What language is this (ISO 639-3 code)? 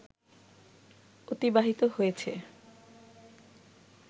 ben